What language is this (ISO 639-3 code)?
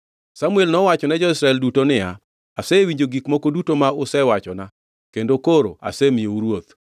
luo